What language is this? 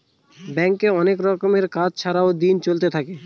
Bangla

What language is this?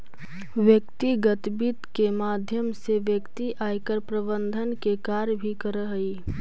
Magahi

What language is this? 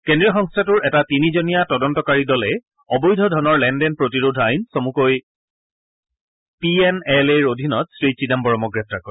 Assamese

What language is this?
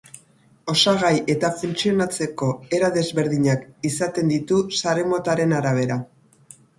Basque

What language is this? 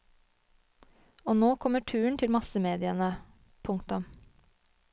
Norwegian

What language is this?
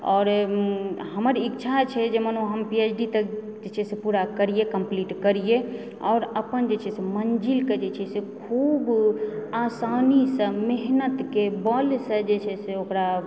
Maithili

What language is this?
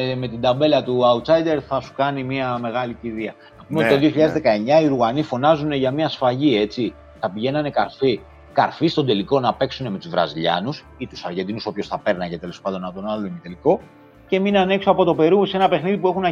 Greek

